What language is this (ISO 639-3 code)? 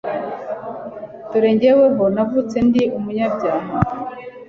kin